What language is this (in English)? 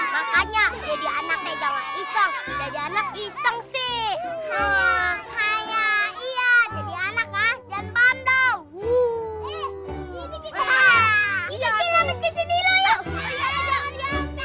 Indonesian